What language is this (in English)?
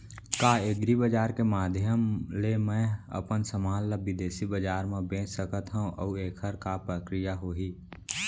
Chhattisgarhi